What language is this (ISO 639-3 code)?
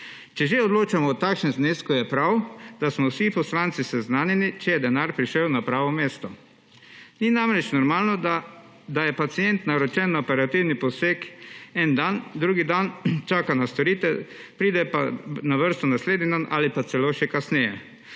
slv